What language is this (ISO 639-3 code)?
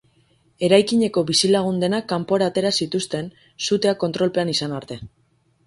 eus